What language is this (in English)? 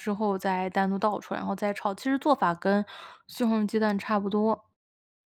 Chinese